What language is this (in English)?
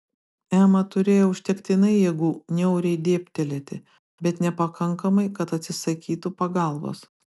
Lithuanian